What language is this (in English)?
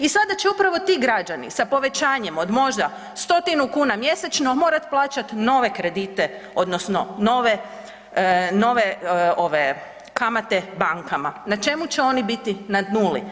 Croatian